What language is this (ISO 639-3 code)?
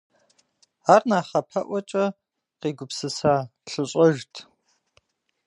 kbd